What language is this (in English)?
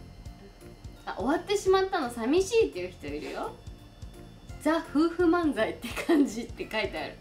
Japanese